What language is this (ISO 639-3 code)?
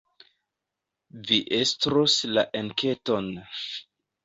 epo